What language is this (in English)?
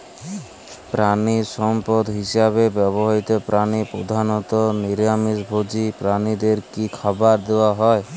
Bangla